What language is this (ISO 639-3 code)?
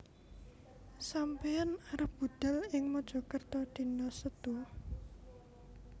jav